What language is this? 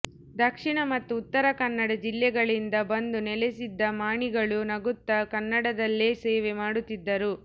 Kannada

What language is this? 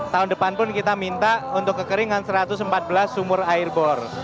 Indonesian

